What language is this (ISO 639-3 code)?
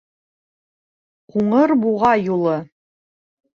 bak